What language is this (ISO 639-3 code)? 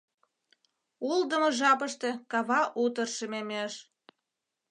chm